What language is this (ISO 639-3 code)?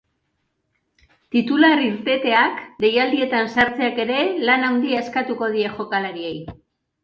eus